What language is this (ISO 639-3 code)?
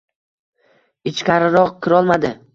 uzb